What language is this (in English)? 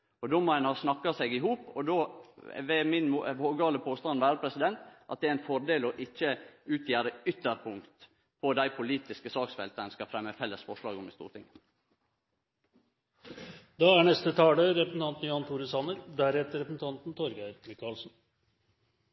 Norwegian Nynorsk